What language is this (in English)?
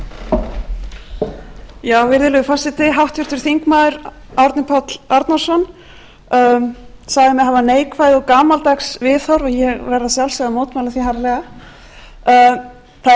Icelandic